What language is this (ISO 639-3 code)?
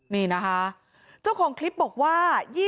tha